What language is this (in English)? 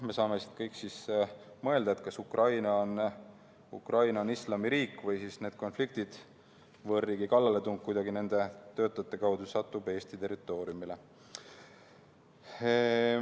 Estonian